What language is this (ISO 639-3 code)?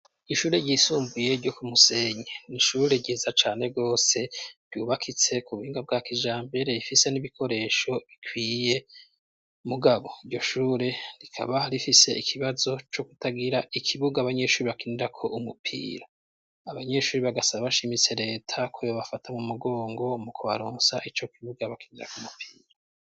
run